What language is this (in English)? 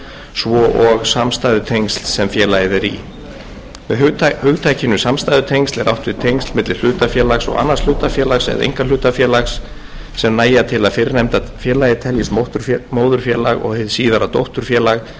Icelandic